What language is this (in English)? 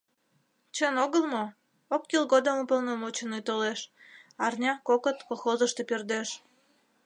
Mari